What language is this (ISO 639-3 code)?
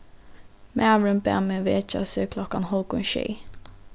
fao